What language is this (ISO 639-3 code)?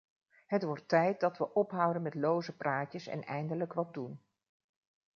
nld